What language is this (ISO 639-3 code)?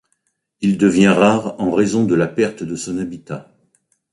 fra